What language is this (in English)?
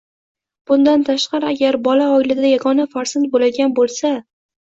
Uzbek